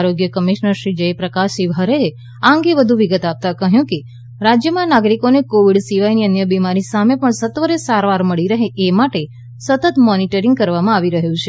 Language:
Gujarati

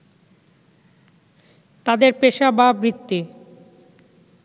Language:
Bangla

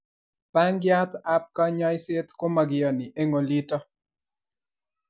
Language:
Kalenjin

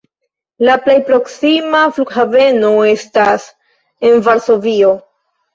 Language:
Esperanto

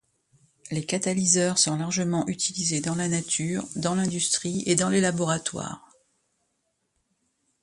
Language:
French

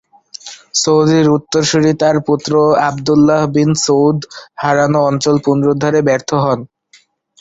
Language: Bangla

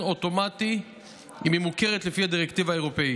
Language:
Hebrew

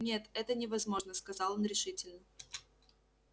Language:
Russian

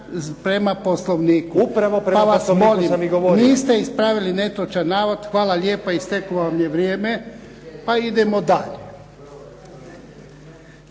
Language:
Croatian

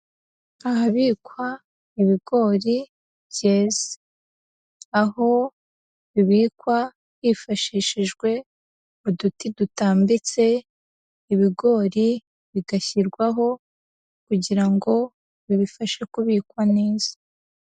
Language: Kinyarwanda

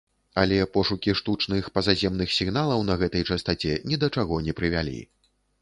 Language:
Belarusian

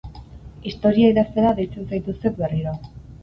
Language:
Basque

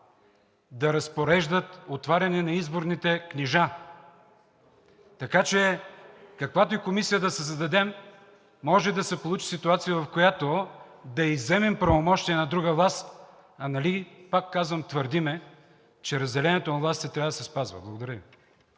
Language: Bulgarian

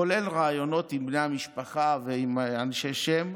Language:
Hebrew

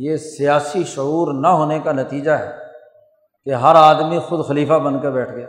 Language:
Urdu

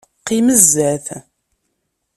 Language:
Kabyle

